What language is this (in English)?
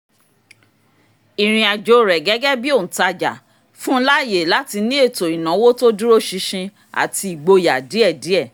Yoruba